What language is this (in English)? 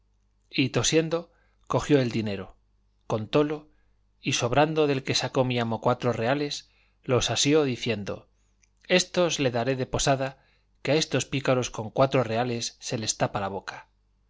Spanish